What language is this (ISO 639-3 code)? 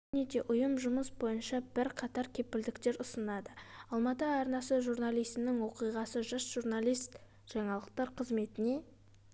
kaz